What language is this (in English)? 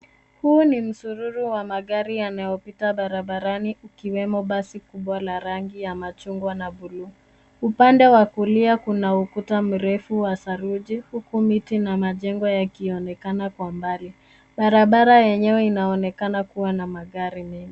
Swahili